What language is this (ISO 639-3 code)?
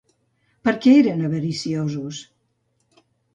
cat